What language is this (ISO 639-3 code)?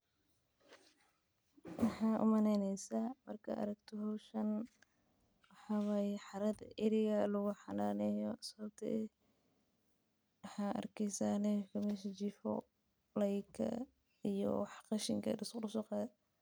som